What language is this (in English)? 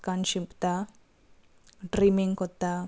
Konkani